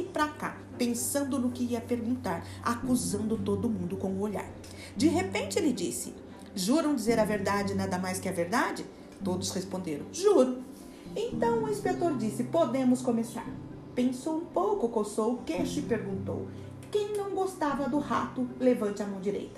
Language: Portuguese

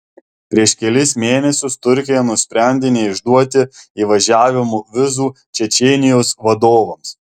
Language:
Lithuanian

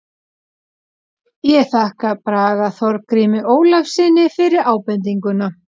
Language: Icelandic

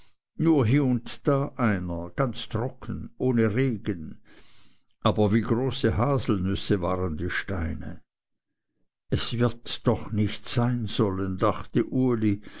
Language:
German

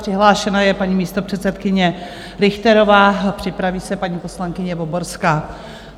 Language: Czech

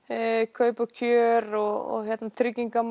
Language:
Icelandic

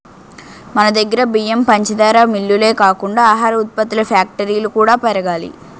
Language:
Telugu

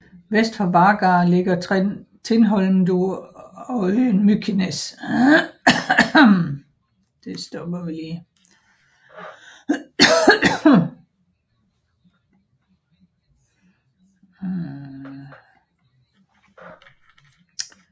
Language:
Danish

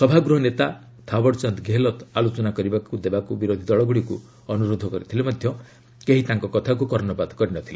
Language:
Odia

